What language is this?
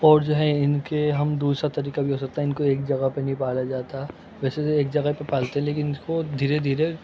Urdu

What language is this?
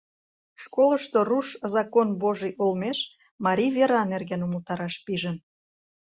Mari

